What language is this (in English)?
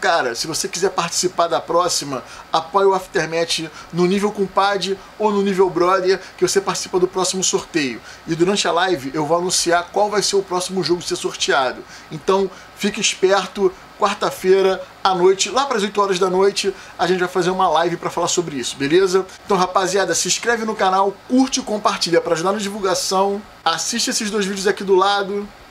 Portuguese